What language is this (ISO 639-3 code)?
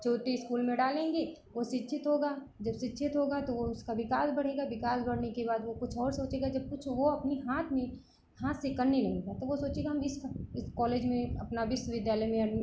hin